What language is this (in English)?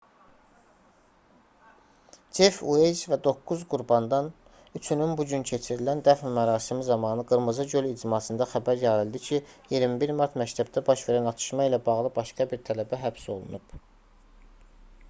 Azerbaijani